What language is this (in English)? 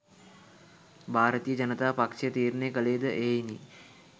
Sinhala